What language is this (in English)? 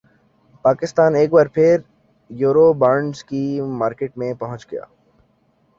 Urdu